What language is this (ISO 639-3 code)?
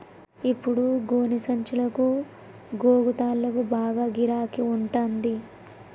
tel